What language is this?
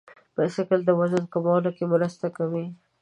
Pashto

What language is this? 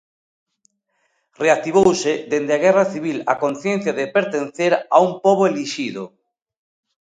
Galician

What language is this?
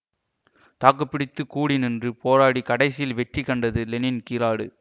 Tamil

